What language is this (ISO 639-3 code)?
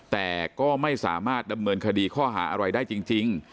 tha